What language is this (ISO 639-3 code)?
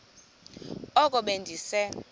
xho